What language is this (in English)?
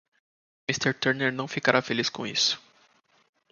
Portuguese